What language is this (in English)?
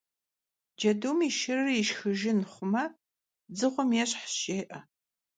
Kabardian